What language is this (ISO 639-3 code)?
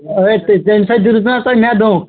kas